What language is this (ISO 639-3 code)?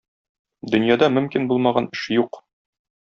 tat